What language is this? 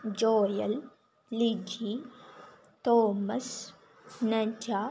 Sanskrit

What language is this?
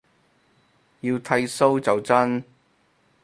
Cantonese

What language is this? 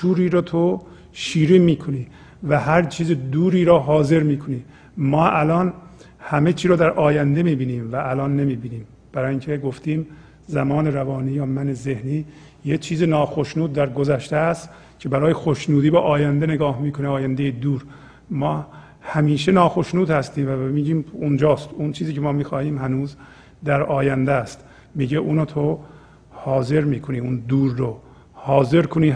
Persian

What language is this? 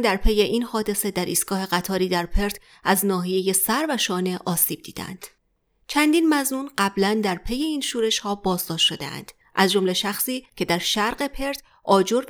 Persian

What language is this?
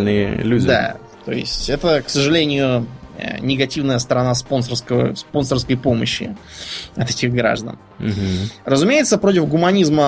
Russian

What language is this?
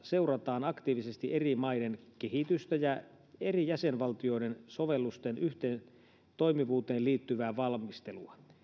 Finnish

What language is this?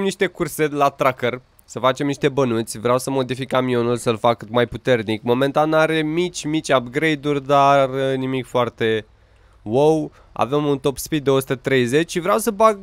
Romanian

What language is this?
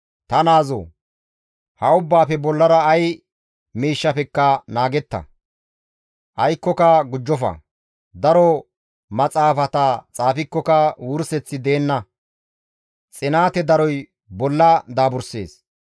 Gamo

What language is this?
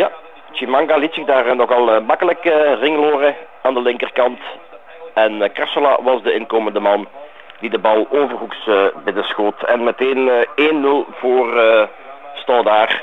Dutch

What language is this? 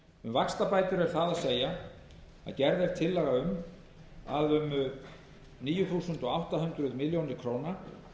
Icelandic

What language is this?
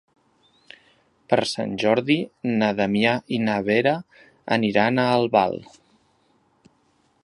Catalan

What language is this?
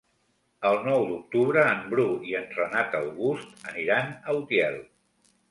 Catalan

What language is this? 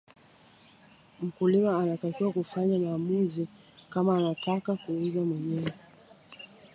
Swahili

